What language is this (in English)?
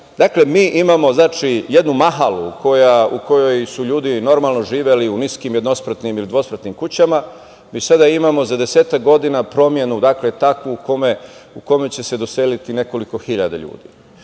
Serbian